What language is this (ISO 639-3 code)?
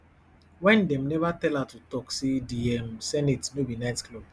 pcm